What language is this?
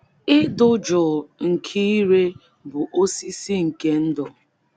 Igbo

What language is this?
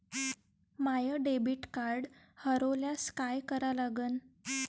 Marathi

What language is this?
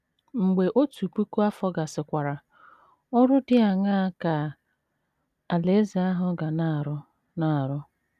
Igbo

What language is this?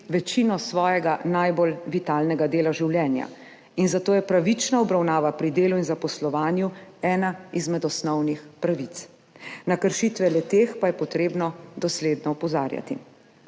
Slovenian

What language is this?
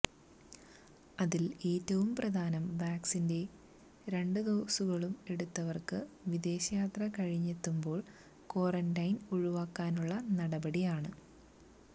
Malayalam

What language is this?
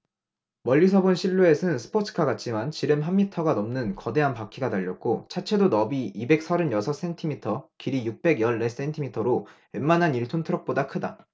Korean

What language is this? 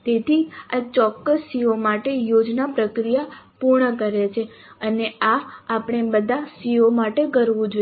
Gujarati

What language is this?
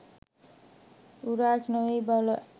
Sinhala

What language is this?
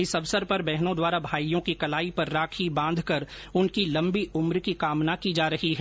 Hindi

